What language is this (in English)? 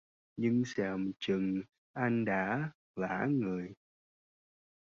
Vietnamese